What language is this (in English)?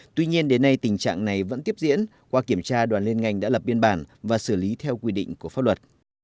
Vietnamese